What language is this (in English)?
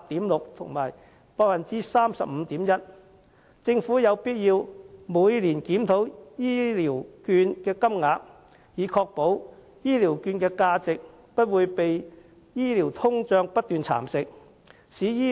Cantonese